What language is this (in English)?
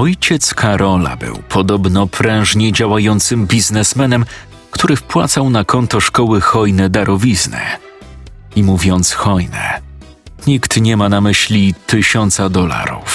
Polish